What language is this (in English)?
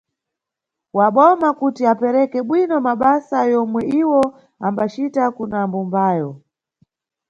Nyungwe